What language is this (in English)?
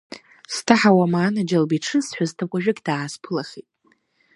Abkhazian